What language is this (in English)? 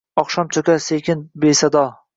Uzbek